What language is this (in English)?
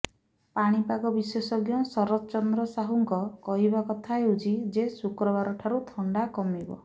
Odia